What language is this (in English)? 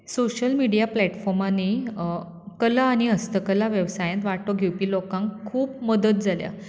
Konkani